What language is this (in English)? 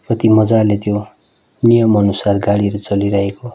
Nepali